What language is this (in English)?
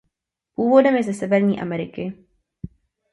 Czech